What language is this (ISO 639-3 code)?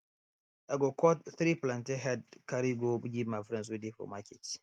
pcm